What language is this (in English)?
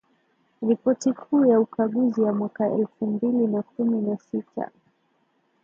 Swahili